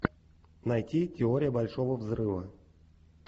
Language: Russian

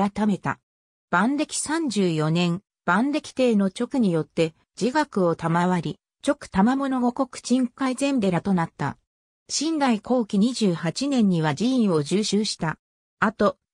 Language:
Japanese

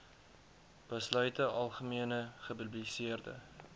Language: Afrikaans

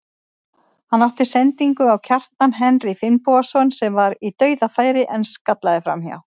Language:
Icelandic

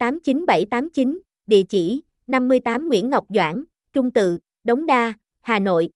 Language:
Vietnamese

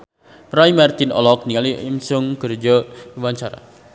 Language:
Sundanese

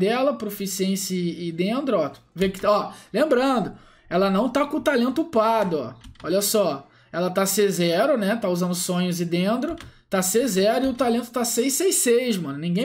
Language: Portuguese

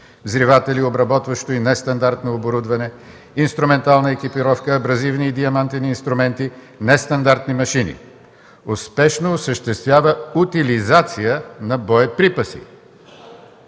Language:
Bulgarian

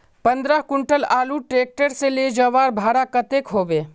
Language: Magahi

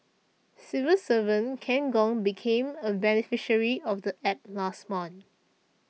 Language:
English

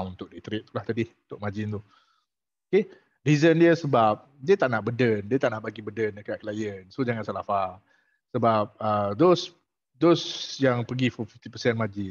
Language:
Malay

